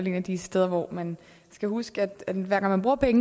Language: Danish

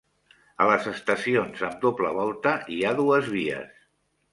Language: Catalan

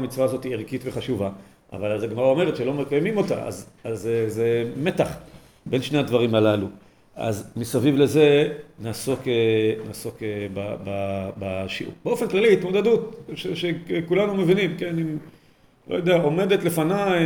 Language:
Hebrew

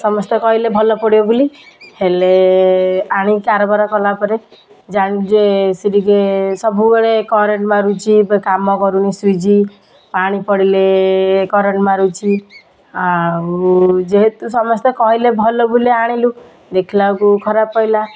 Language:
Odia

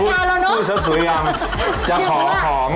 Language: Thai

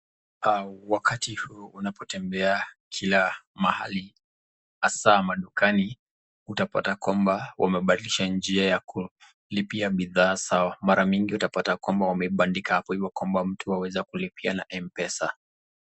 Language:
Swahili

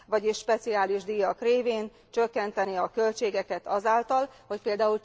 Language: Hungarian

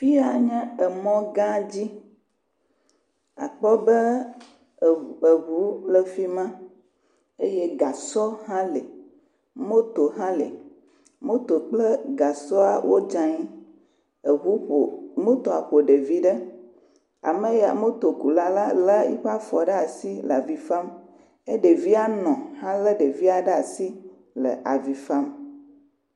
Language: Ewe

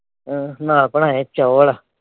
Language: Punjabi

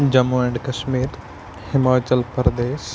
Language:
Kashmiri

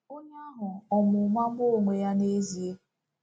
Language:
Igbo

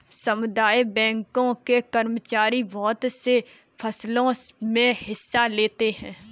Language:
Hindi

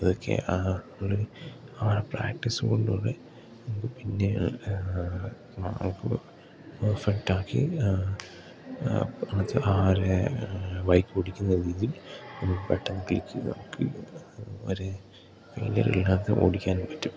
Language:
Malayalam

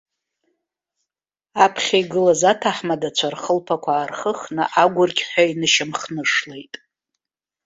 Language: Abkhazian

